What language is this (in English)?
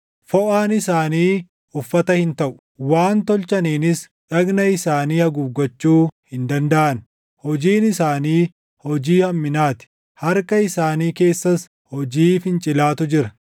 Oromo